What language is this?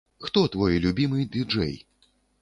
Belarusian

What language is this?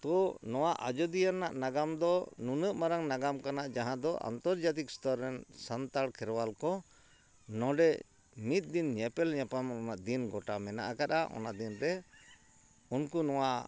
Santali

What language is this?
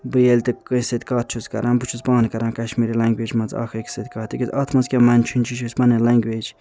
Kashmiri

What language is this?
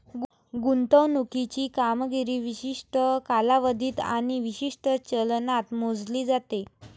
Marathi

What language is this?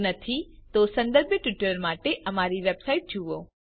Gujarati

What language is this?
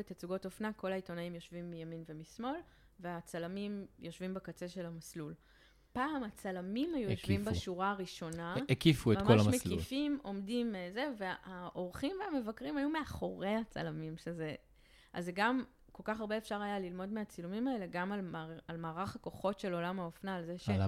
Hebrew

